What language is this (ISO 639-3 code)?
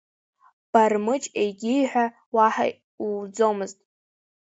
abk